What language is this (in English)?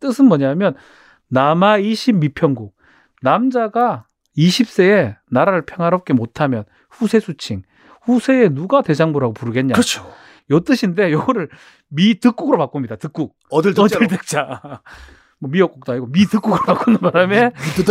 Korean